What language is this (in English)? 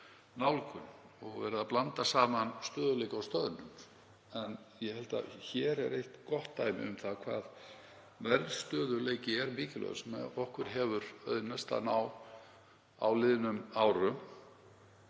Icelandic